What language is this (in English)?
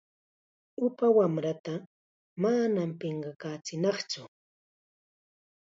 Chiquián Ancash Quechua